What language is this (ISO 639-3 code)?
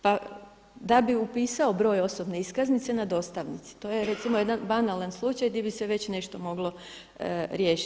hrv